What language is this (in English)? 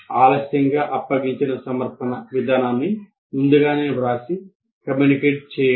Telugu